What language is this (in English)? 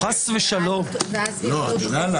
Hebrew